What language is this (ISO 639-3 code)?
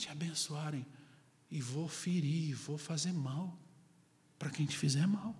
por